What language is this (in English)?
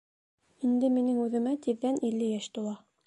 Bashkir